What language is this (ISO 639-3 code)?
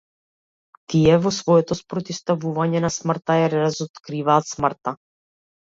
mkd